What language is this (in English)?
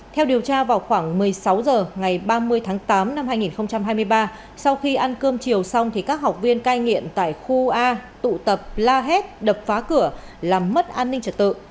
Vietnamese